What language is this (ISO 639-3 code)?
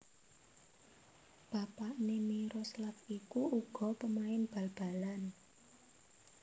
jav